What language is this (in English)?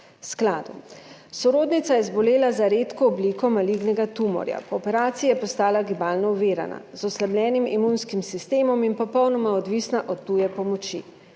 Slovenian